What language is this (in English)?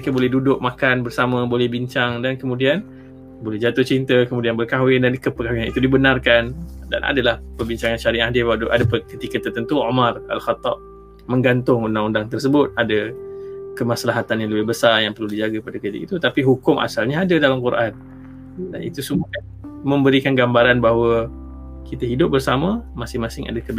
Malay